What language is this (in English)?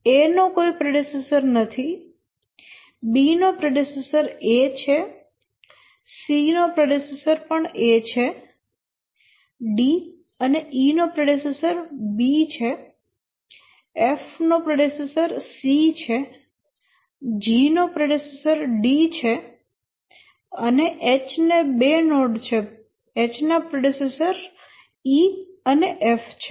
Gujarati